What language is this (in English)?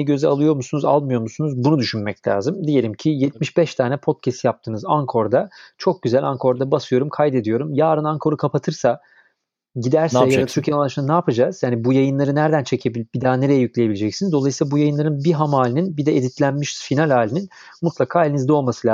Turkish